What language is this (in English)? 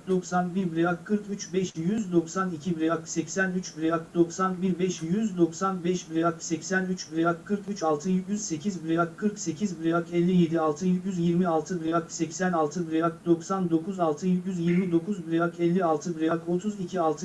Turkish